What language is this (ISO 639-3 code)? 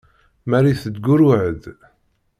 kab